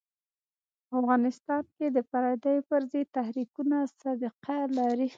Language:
Pashto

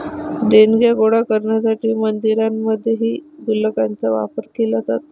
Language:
Marathi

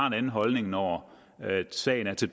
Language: Danish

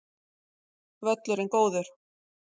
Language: Icelandic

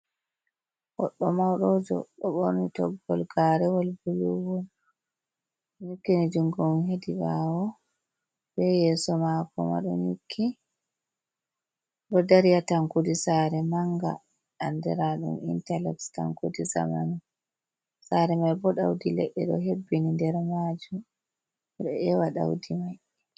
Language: Fula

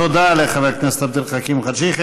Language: Hebrew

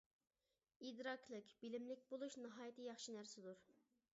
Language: Uyghur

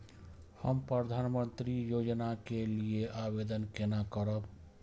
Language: Maithili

